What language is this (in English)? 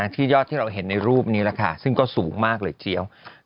Thai